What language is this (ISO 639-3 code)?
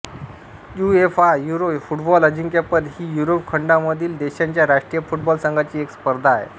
mar